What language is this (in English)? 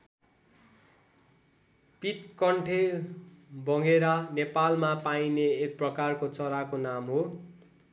Nepali